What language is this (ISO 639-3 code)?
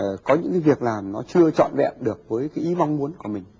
vie